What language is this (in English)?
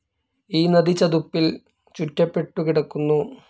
Malayalam